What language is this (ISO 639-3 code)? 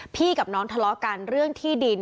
tha